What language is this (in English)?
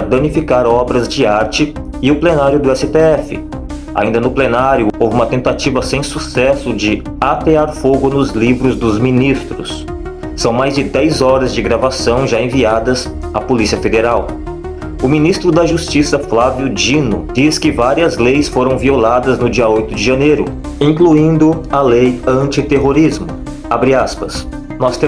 Portuguese